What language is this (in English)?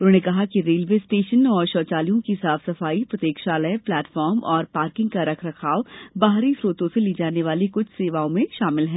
Hindi